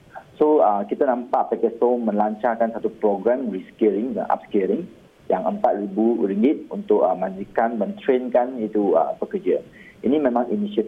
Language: Malay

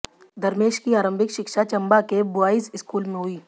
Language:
Hindi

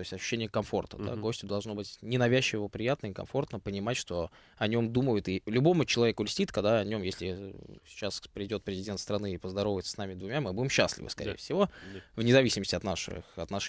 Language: Russian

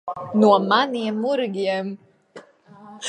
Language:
Latvian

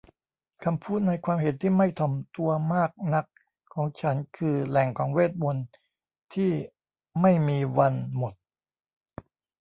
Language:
Thai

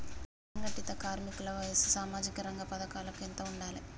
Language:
Telugu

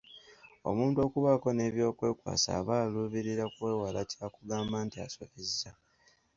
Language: Ganda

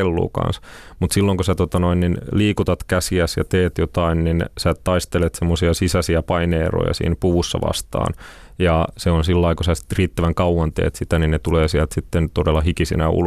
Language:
Finnish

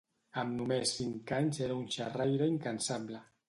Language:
Catalan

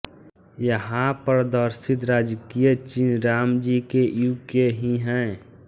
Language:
Hindi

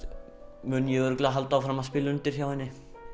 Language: Icelandic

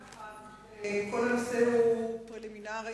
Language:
Hebrew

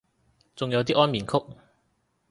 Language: Cantonese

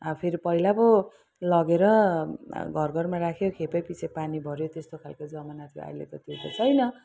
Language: Nepali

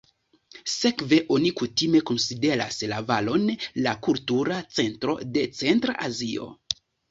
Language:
Esperanto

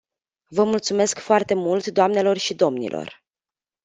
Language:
Romanian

